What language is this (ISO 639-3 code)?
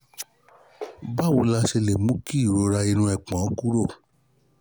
yor